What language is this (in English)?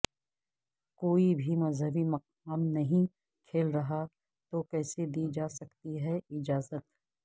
Urdu